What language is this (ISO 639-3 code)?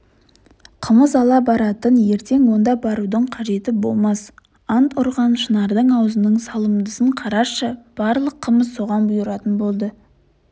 kaz